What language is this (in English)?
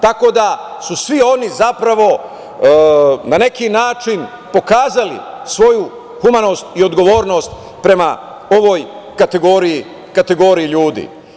Serbian